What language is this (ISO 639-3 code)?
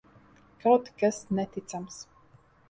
lav